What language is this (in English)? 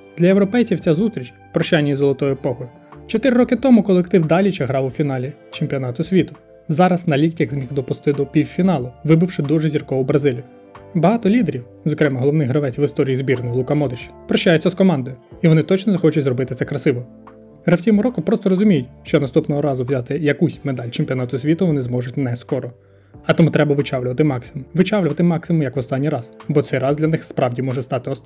Ukrainian